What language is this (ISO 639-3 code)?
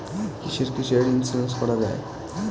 ben